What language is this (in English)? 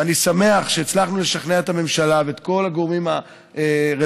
Hebrew